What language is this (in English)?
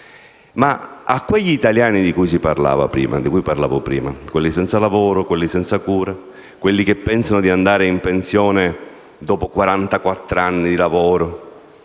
Italian